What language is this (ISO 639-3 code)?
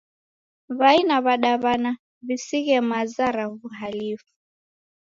dav